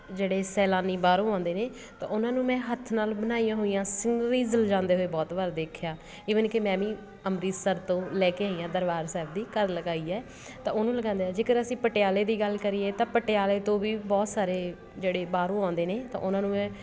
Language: Punjabi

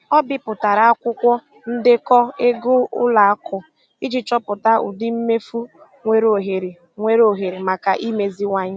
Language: Igbo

